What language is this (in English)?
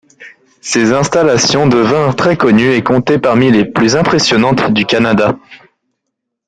French